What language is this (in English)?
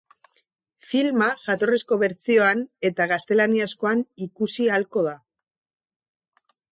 Basque